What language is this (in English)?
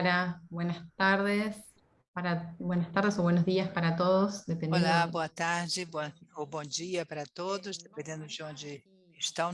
Portuguese